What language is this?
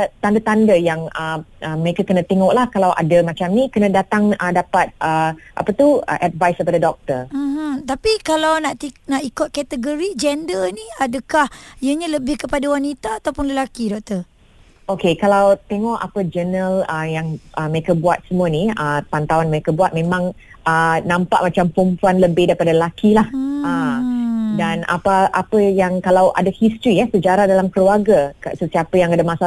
Malay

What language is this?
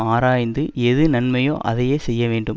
Tamil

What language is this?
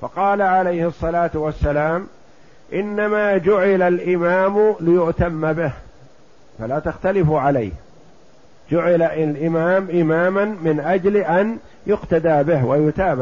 Arabic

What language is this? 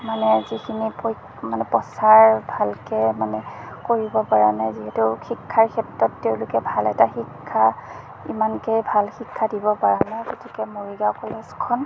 Assamese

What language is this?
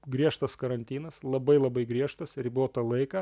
Lithuanian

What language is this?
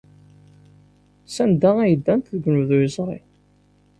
Kabyle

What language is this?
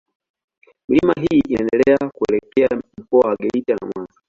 Swahili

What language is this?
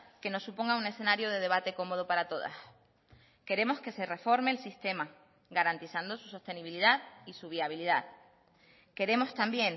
Spanish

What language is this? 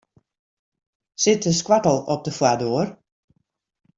Western Frisian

